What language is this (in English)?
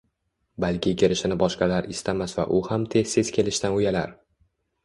Uzbek